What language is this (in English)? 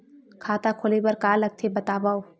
Chhattisgarhi